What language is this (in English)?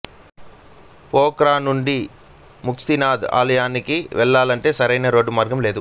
Telugu